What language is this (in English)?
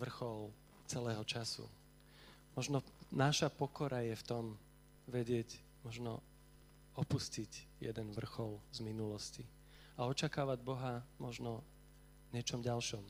Slovak